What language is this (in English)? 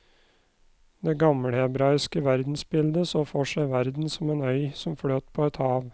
Norwegian